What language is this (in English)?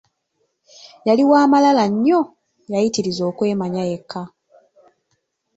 Ganda